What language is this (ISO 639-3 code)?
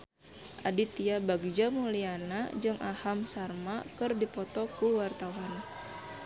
sun